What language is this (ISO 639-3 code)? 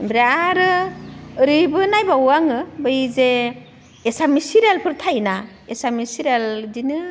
brx